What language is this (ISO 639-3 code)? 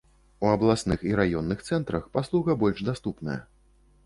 bel